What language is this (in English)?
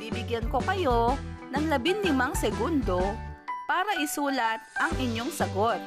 Filipino